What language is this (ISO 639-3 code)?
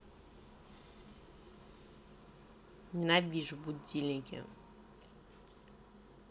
rus